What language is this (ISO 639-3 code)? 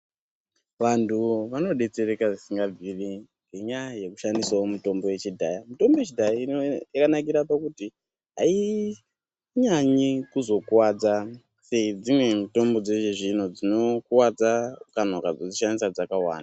ndc